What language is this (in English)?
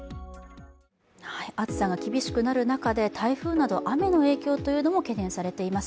Japanese